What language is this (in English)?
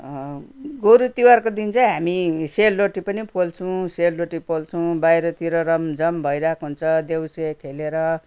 Nepali